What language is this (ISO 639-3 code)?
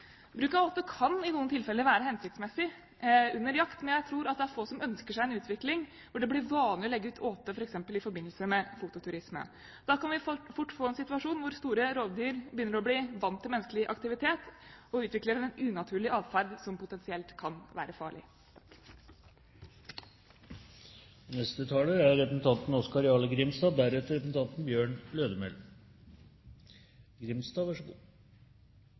nor